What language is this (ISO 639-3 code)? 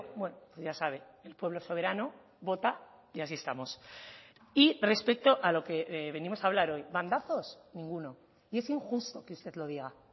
spa